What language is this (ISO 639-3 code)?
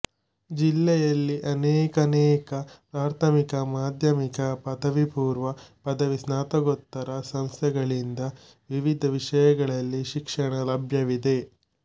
kan